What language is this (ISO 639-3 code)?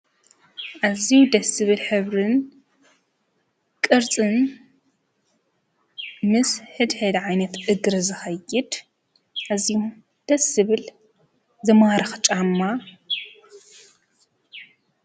tir